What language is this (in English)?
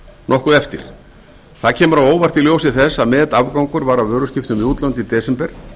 Icelandic